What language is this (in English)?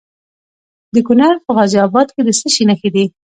Pashto